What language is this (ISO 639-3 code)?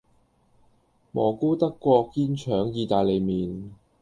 yue